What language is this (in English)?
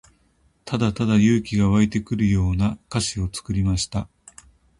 Japanese